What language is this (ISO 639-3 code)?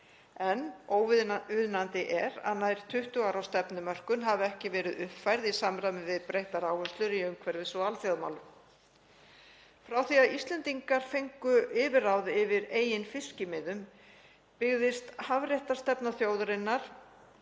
isl